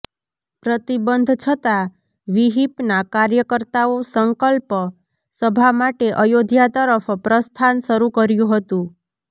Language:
Gujarati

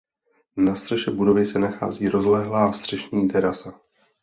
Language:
Czech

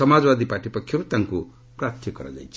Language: Odia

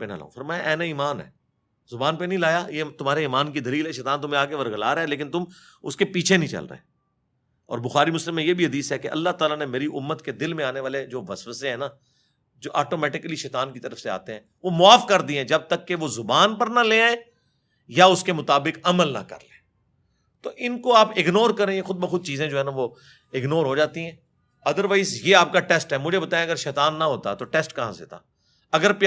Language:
Urdu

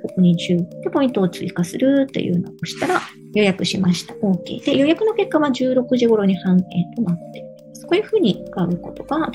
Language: Japanese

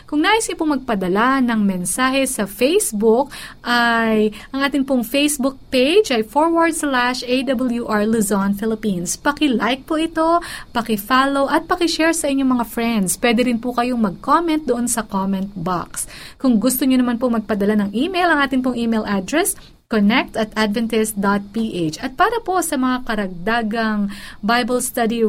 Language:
Filipino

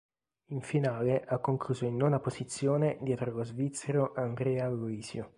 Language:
Italian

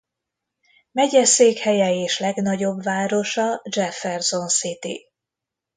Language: Hungarian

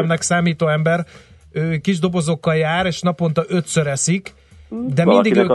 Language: Hungarian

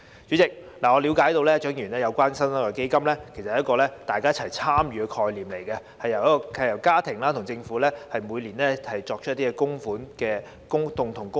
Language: Cantonese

